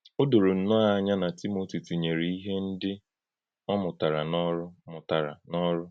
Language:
Igbo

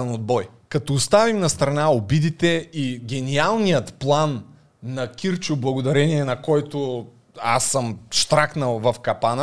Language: Bulgarian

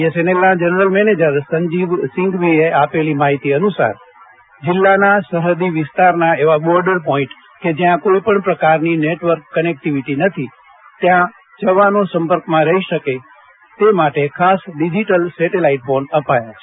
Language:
Gujarati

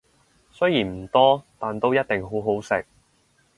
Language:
Cantonese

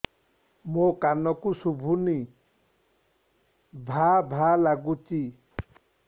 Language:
Odia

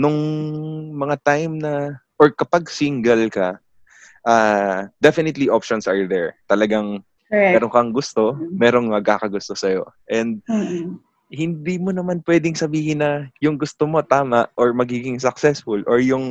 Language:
Filipino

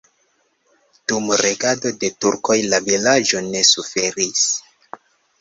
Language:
Esperanto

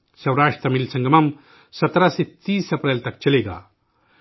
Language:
Urdu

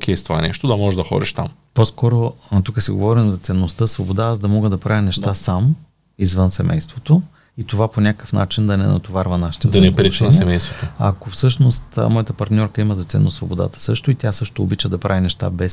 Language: Bulgarian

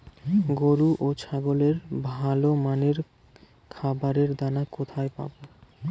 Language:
Bangla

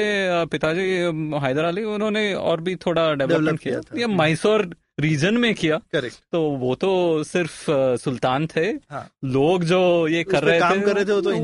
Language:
Hindi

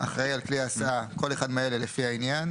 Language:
Hebrew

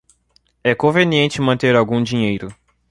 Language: Portuguese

